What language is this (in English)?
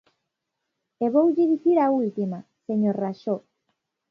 Galician